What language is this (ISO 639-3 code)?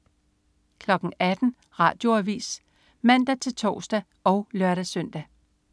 dan